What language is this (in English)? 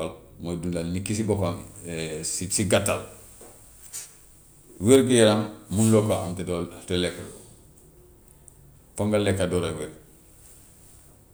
Gambian Wolof